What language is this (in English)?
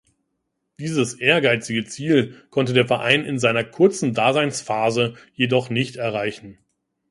German